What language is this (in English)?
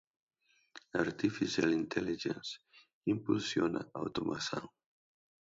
Portuguese